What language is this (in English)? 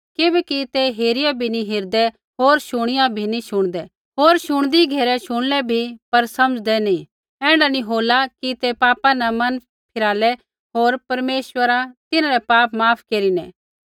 Kullu Pahari